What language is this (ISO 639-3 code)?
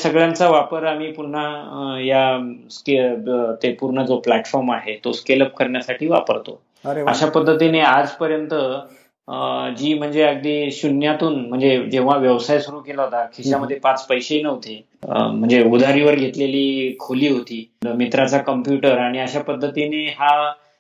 mar